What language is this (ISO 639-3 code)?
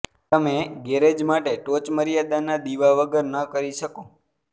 guj